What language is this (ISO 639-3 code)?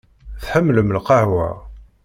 kab